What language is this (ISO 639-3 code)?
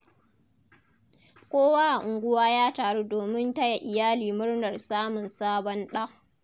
hau